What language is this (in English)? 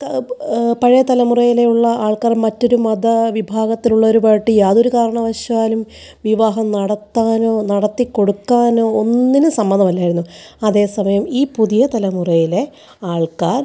Malayalam